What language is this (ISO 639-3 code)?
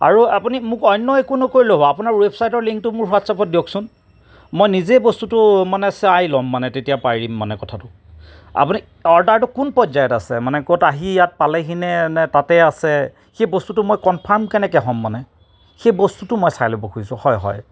asm